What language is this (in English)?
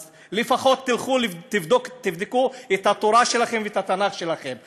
Hebrew